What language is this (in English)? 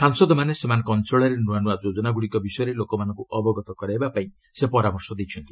Odia